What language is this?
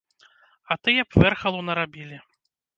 Belarusian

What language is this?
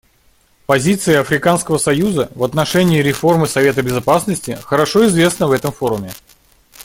Russian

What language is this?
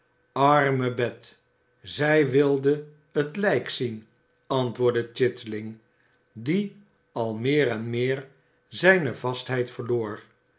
Dutch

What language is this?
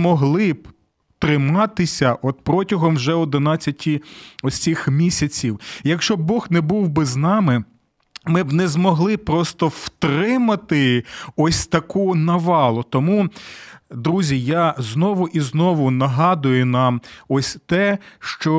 Ukrainian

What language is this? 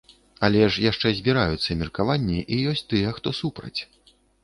Belarusian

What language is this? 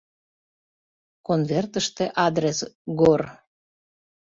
Mari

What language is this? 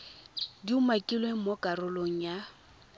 Tswana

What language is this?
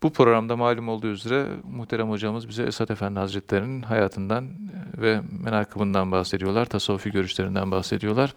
Turkish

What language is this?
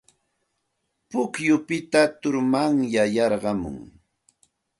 Santa Ana de Tusi Pasco Quechua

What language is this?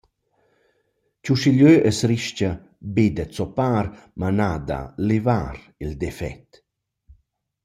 Romansh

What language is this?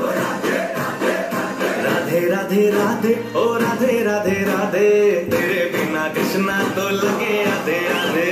Hindi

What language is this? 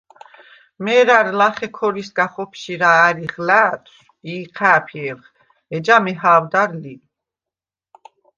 Svan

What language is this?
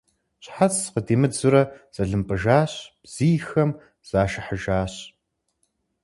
Kabardian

